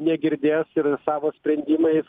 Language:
Lithuanian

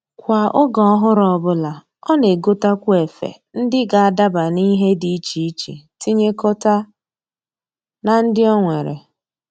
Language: Igbo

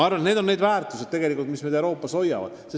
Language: Estonian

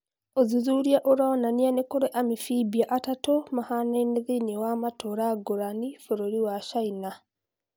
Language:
Kikuyu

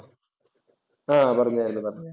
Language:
Malayalam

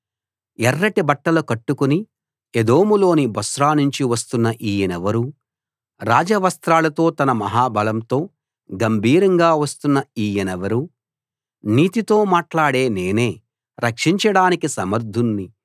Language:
Telugu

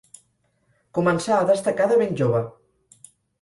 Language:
Catalan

